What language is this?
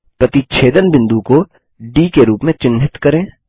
Hindi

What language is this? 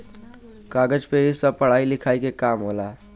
Bhojpuri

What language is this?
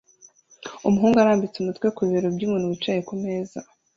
Kinyarwanda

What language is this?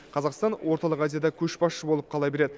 Kazakh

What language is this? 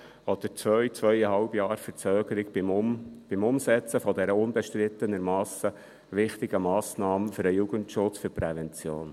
Swiss German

